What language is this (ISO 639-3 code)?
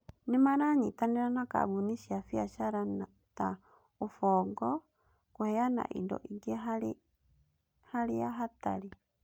kik